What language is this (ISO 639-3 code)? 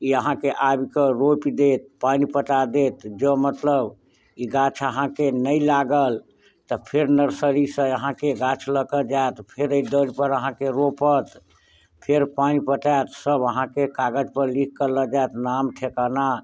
mai